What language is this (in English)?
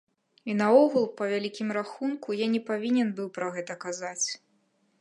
Belarusian